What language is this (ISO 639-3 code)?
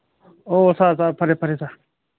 mni